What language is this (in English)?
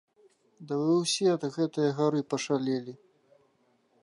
Belarusian